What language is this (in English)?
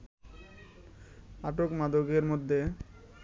Bangla